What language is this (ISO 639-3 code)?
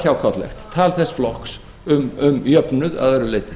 isl